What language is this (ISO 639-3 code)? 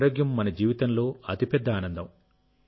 tel